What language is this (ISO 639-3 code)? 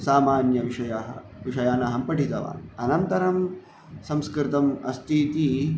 san